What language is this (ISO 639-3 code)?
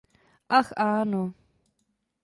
ces